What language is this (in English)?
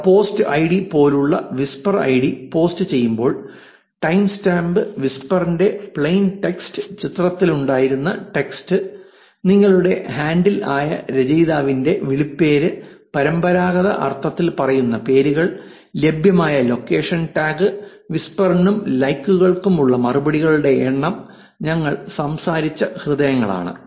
Malayalam